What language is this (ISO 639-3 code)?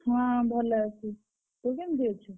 ori